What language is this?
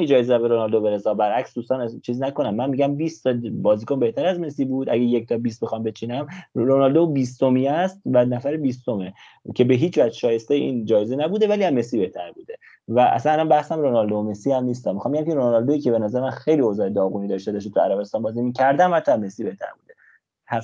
Persian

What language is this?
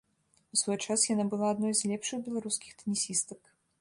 Belarusian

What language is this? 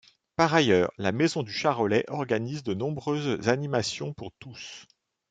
French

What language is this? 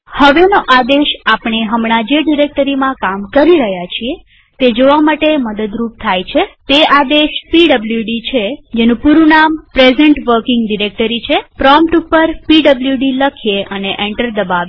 Gujarati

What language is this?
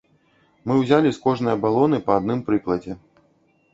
Belarusian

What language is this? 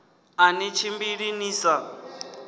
Venda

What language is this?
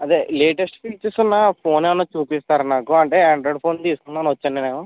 Telugu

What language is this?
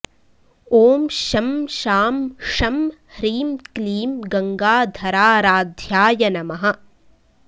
Sanskrit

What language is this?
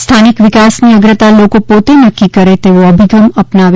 Gujarati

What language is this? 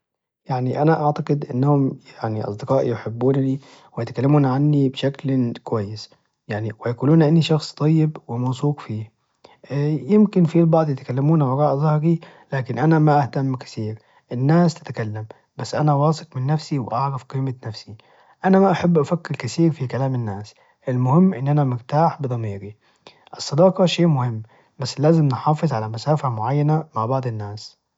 Najdi Arabic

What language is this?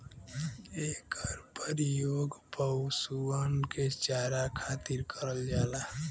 Bhojpuri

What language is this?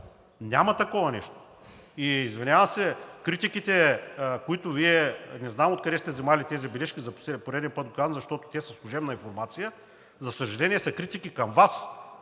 Bulgarian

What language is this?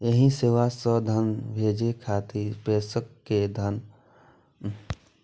Maithili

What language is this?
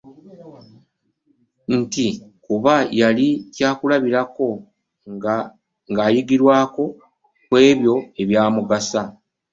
Ganda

